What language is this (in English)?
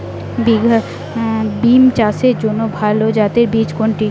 Bangla